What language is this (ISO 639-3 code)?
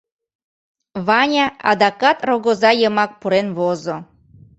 chm